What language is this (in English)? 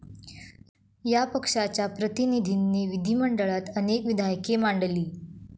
Marathi